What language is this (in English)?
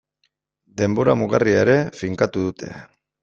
Basque